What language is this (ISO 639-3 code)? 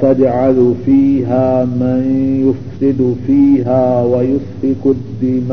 urd